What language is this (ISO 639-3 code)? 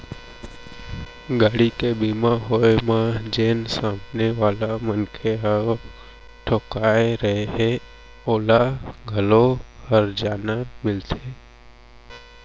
hne